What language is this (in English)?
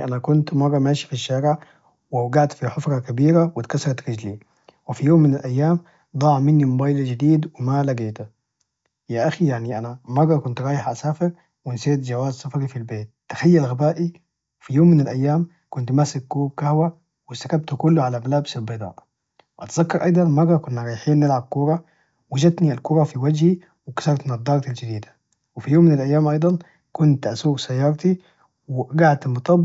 Najdi Arabic